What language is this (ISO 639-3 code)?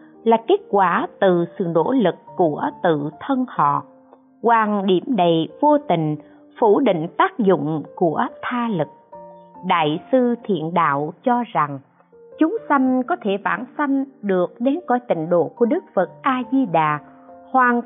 vie